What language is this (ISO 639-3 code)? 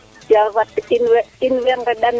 srr